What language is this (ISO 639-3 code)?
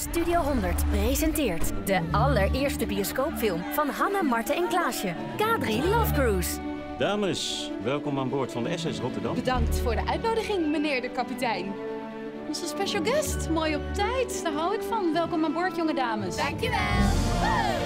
nld